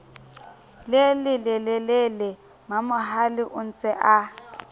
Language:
Southern Sotho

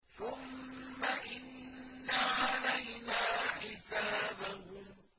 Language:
Arabic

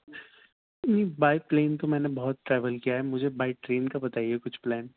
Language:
Urdu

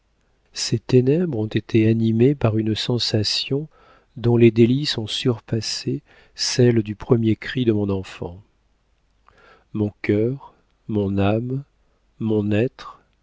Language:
French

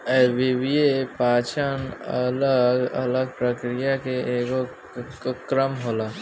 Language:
Bhojpuri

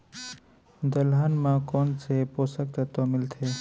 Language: Chhattisgarhi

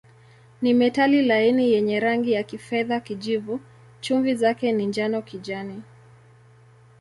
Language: Swahili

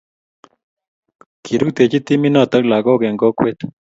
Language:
Kalenjin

